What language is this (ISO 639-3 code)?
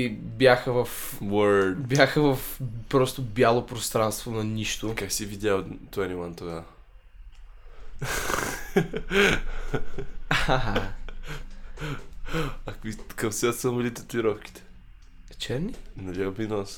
bul